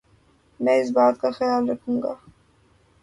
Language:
Urdu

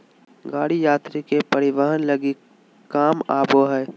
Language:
Magahi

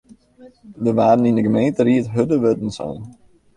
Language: Western Frisian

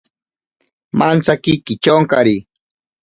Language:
Ashéninka Perené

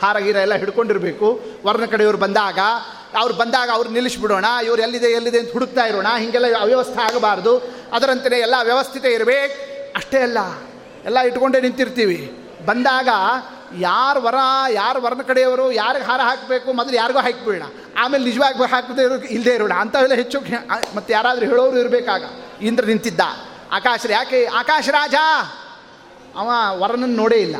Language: Kannada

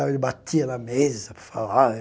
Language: Portuguese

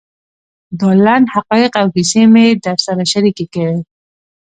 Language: Pashto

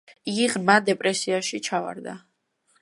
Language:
Georgian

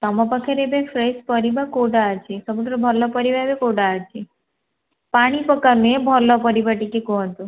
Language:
Odia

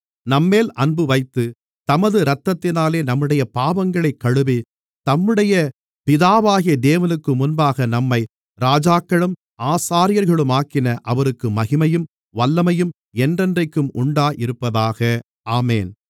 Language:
Tamil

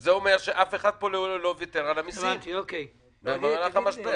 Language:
Hebrew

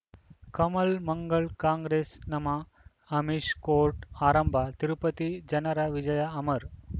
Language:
Kannada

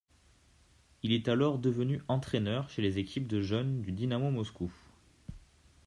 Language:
French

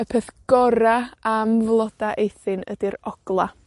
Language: Welsh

